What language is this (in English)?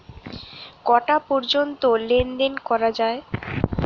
Bangla